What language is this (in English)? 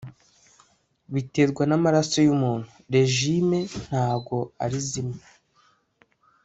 Kinyarwanda